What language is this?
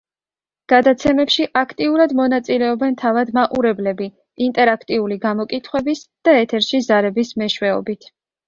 Georgian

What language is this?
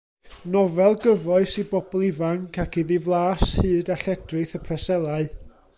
Welsh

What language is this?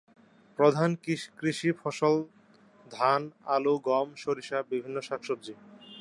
Bangla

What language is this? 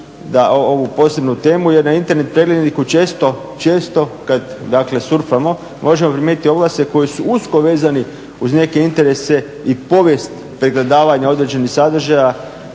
Croatian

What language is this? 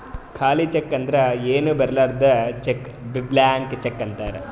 Kannada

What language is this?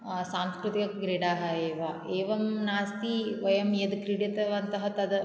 Sanskrit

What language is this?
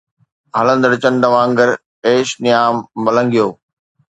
Sindhi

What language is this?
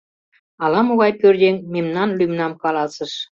Mari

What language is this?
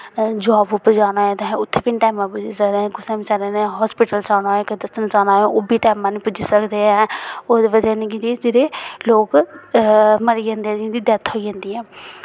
Dogri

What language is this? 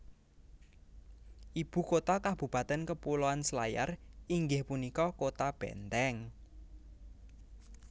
Javanese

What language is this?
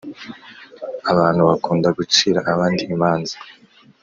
Kinyarwanda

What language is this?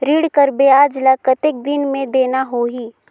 Chhattisgarhi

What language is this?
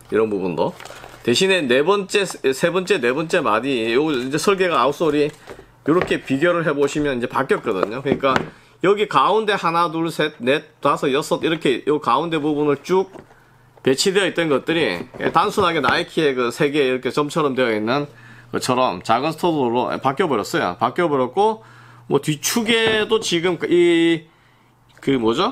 Korean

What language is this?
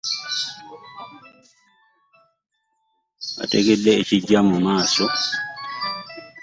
Ganda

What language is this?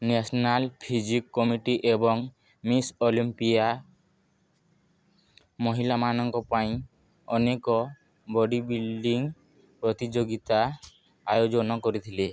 Odia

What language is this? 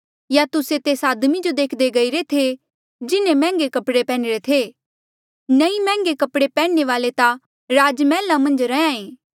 Mandeali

